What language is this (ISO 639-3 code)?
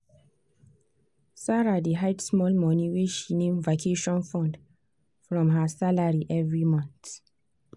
pcm